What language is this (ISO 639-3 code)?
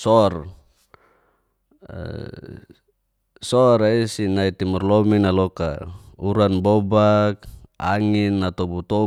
ges